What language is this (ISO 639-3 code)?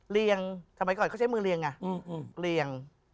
tha